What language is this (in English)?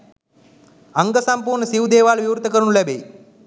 Sinhala